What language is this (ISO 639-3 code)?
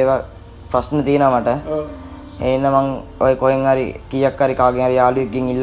ind